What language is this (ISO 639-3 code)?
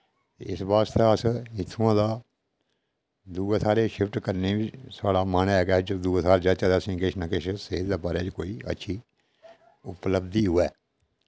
doi